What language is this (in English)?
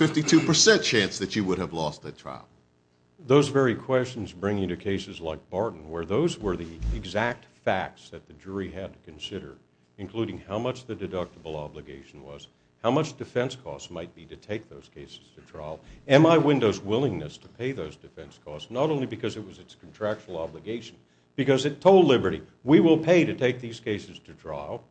English